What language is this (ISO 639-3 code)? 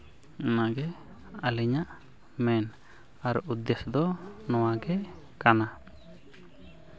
sat